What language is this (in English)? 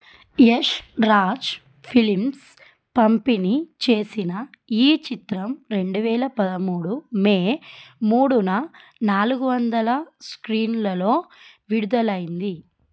Telugu